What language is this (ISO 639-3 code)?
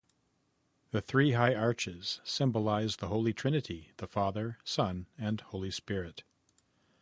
eng